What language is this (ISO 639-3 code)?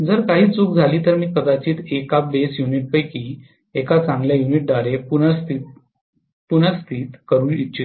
mar